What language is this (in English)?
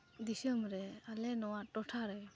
Santali